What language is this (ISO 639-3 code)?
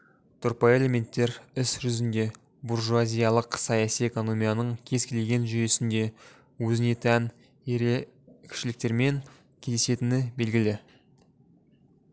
kaz